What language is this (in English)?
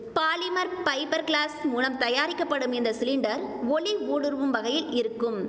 Tamil